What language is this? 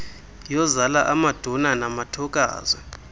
Xhosa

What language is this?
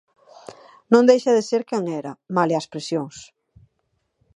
Galician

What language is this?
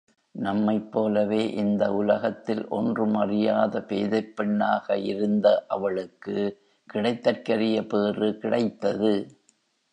Tamil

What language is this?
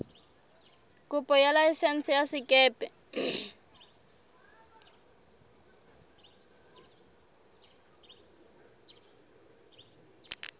Southern Sotho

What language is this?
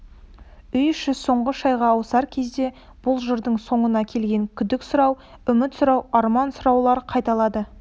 Kazakh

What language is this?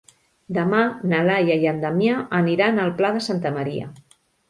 Catalan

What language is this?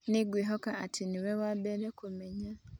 Kikuyu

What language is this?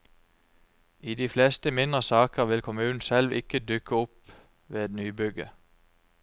Norwegian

